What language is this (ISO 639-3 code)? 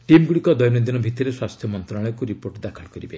ori